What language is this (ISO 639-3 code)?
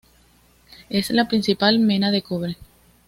spa